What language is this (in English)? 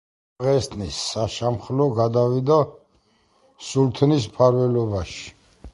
Georgian